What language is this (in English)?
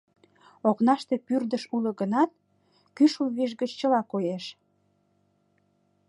Mari